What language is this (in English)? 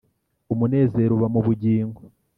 Kinyarwanda